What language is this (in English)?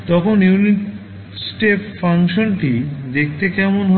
Bangla